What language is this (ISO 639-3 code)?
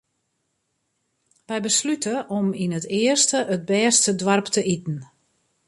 fry